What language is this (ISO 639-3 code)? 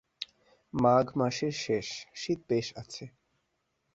ben